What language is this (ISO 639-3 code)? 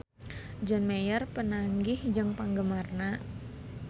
sun